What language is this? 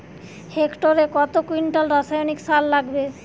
Bangla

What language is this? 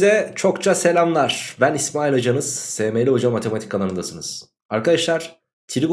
Turkish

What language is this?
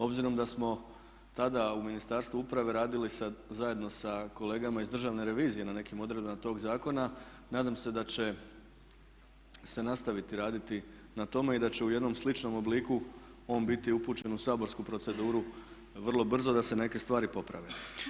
Croatian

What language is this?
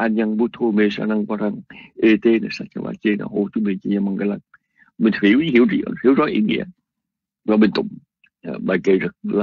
Vietnamese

